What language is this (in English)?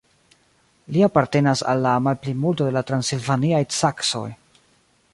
Esperanto